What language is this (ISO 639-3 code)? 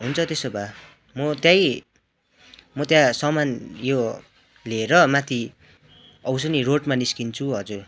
nep